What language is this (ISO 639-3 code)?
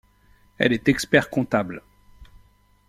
fra